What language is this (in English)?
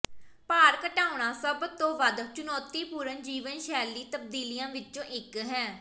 Punjabi